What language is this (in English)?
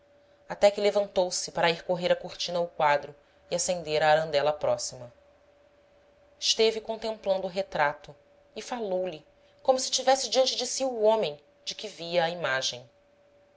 Portuguese